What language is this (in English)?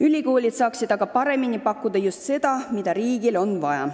Estonian